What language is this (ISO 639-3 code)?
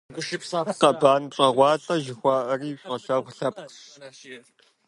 kbd